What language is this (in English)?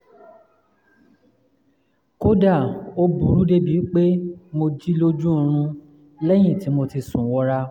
Yoruba